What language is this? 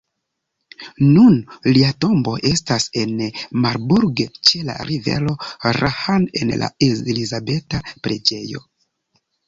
Esperanto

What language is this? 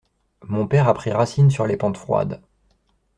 French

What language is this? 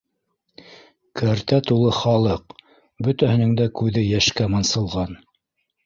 Bashkir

